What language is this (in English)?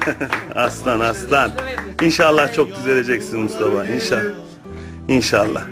Turkish